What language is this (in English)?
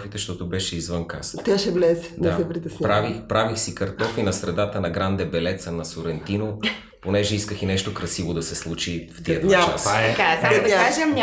Bulgarian